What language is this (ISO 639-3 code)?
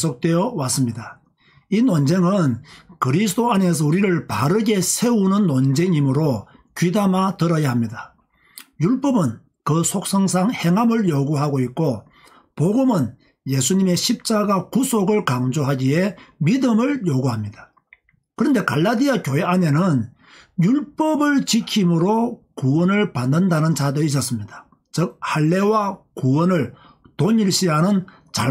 kor